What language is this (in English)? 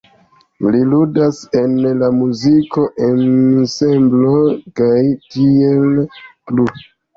Esperanto